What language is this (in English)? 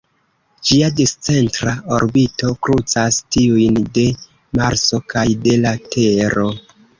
Esperanto